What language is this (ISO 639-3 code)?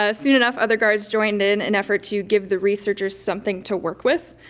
eng